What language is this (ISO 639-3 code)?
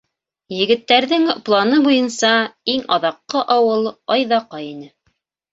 bak